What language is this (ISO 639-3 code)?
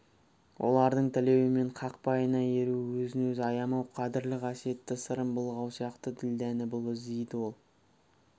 kaz